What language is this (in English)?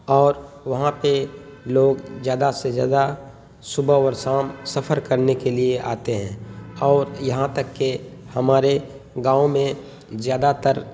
Urdu